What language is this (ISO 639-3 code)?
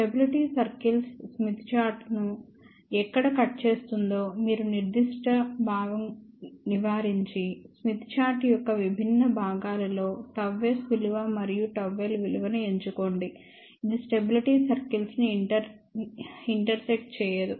tel